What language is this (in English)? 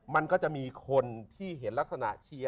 Thai